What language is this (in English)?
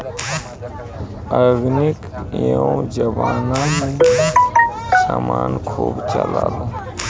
Bhojpuri